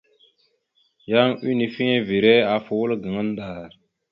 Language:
Mada (Cameroon)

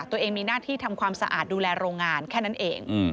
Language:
Thai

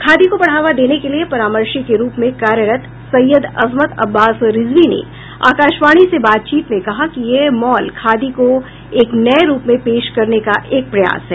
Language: Hindi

